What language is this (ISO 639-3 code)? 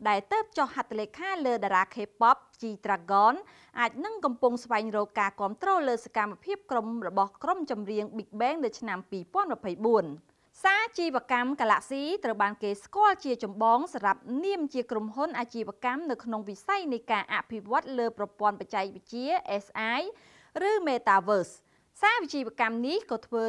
tha